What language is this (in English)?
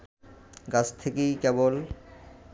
Bangla